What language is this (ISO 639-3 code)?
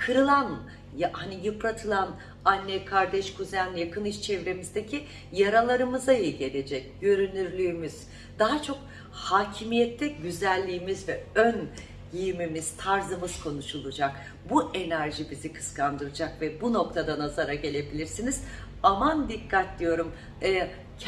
tur